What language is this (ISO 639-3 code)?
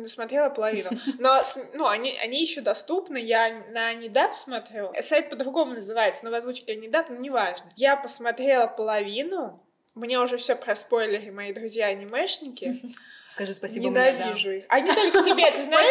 rus